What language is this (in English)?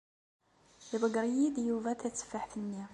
Kabyle